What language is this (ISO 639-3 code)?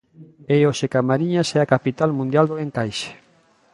glg